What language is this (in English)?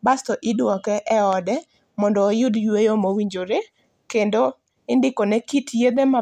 Luo (Kenya and Tanzania)